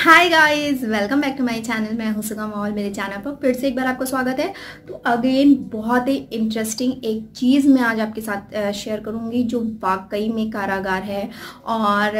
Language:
Hindi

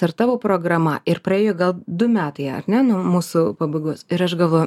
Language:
Lithuanian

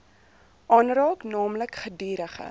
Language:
Afrikaans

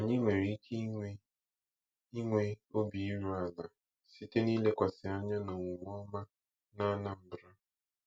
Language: Igbo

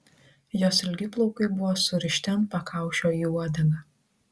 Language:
Lithuanian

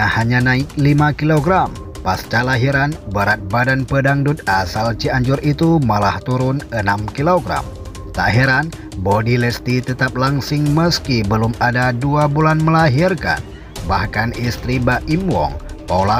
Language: Indonesian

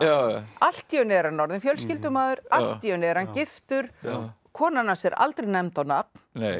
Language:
Icelandic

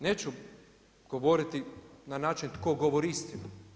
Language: Croatian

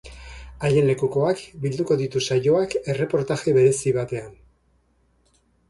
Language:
Basque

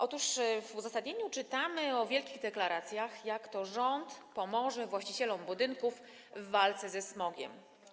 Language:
Polish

